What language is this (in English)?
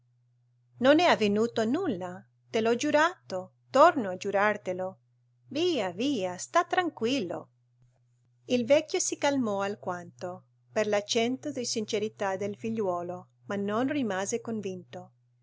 Italian